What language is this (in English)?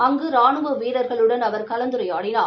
Tamil